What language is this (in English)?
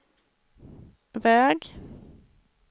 Swedish